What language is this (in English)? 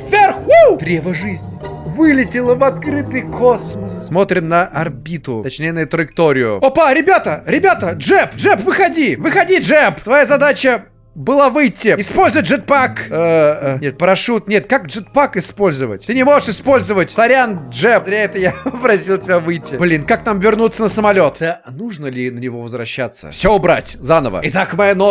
Russian